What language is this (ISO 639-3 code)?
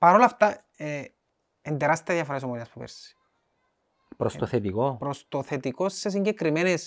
ell